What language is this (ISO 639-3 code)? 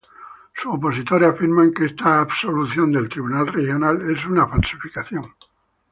spa